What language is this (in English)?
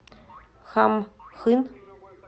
Russian